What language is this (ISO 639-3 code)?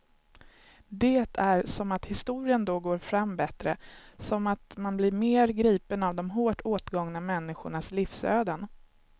swe